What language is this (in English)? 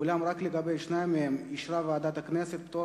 Hebrew